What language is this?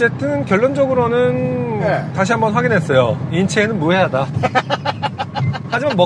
Korean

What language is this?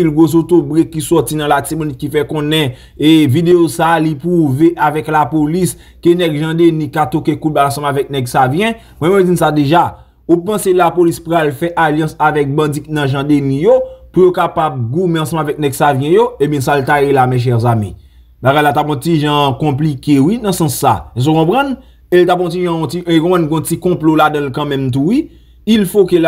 French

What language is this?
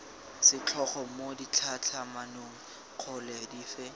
Tswana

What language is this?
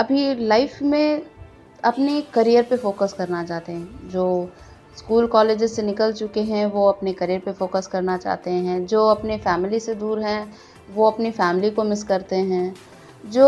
Hindi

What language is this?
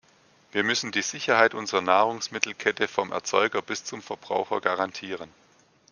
German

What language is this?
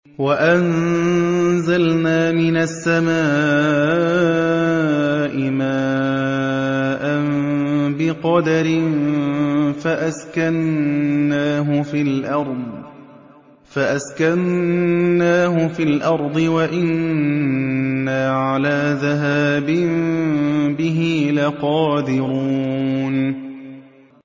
Arabic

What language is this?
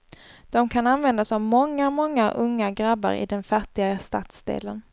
Swedish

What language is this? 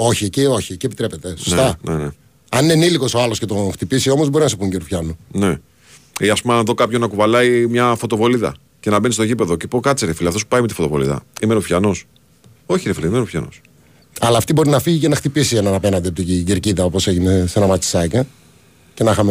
Greek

